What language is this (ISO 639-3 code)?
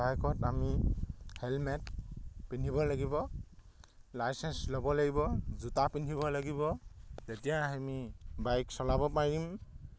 asm